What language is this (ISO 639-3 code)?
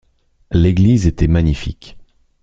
fra